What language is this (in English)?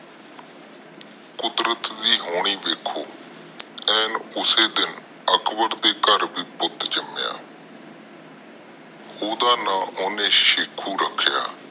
Punjabi